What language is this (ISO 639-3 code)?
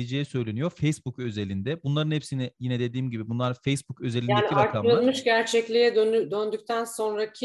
tur